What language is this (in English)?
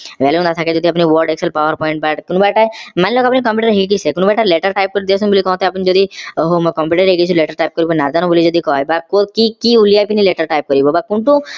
Assamese